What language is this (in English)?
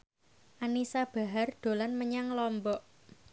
Javanese